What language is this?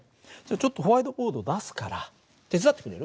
Japanese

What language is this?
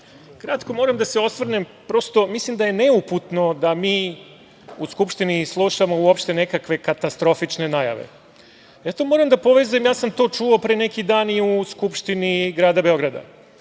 Serbian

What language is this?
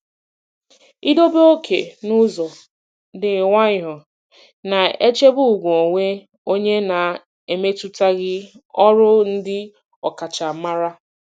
Igbo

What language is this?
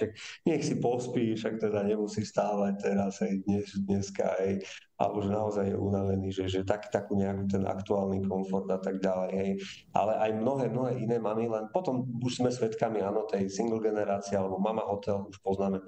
Slovak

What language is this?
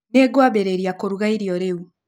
Kikuyu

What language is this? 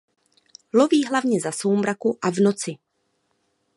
Czech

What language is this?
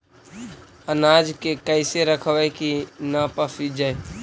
Magahi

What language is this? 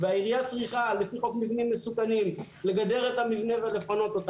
Hebrew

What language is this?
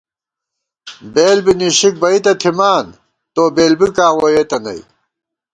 Gawar-Bati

